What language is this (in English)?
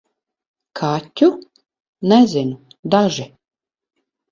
Latvian